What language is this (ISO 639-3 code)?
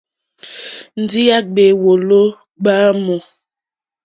bri